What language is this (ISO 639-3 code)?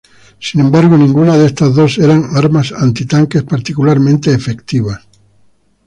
spa